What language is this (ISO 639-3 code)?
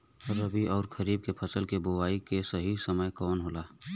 bho